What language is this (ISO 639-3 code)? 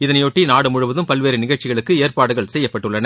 tam